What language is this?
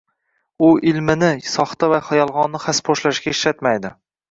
Uzbek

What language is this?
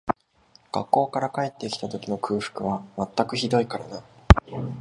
Japanese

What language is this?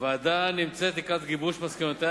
Hebrew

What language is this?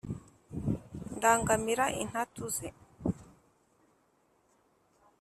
Kinyarwanda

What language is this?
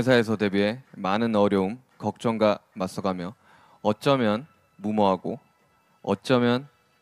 Korean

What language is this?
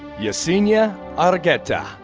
English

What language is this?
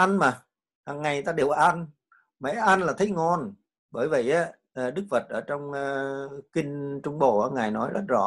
Vietnamese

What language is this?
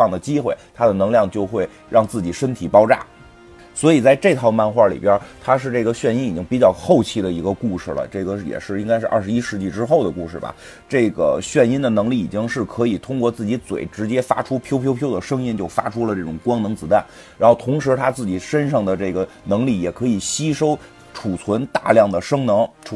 Chinese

